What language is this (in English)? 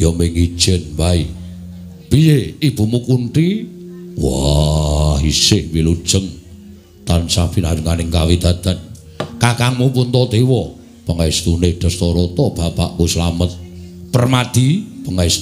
Indonesian